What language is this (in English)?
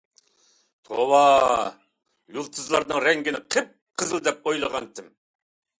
Uyghur